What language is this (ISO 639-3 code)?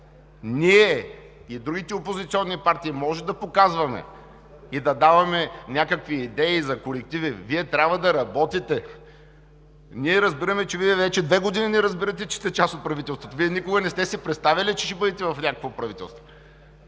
bul